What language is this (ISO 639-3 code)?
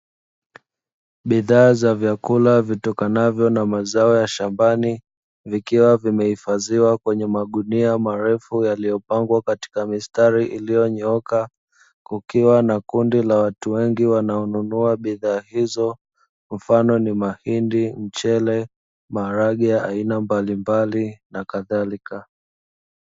swa